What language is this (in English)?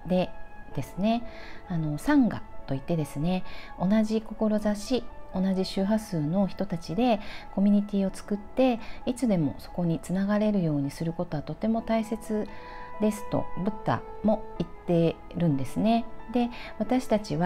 Japanese